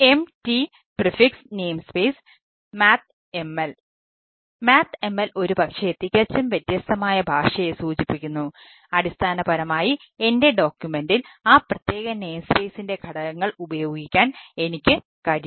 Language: Malayalam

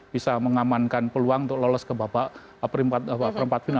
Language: Indonesian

